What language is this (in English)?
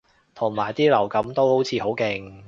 Cantonese